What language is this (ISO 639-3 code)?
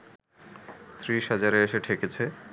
ben